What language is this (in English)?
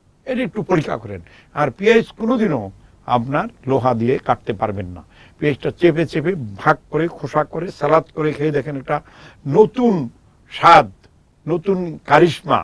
Romanian